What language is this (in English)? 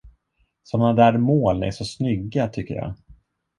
Swedish